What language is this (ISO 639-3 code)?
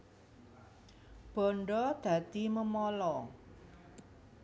jav